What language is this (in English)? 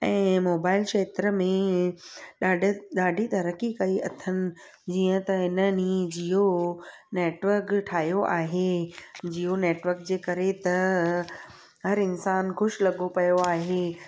Sindhi